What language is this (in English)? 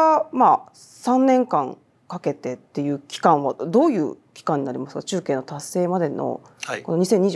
Japanese